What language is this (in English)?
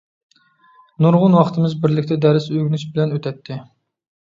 Uyghur